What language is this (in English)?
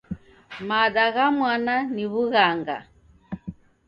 Taita